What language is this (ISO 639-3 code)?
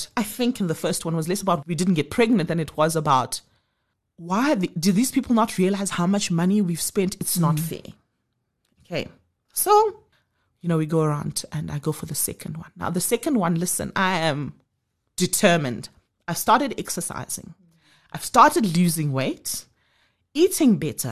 eng